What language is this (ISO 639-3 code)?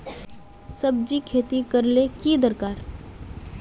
mag